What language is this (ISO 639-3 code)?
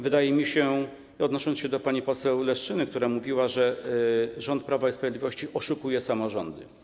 pol